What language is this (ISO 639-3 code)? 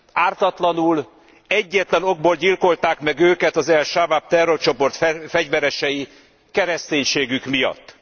hun